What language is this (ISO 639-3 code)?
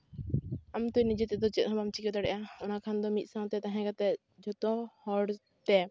sat